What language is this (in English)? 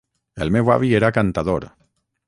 Catalan